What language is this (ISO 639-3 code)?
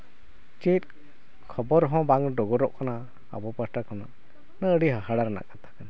sat